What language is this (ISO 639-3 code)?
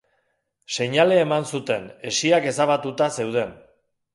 eus